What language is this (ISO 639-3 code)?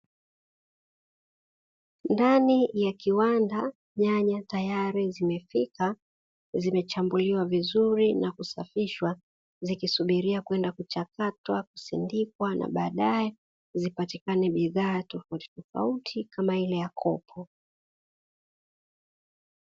swa